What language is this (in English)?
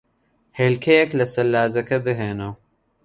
Central Kurdish